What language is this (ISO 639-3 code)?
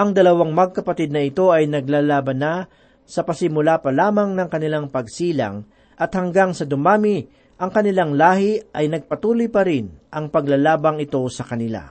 fil